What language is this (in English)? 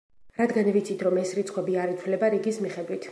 Georgian